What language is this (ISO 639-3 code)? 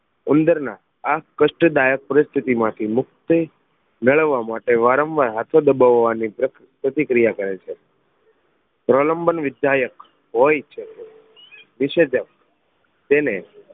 guj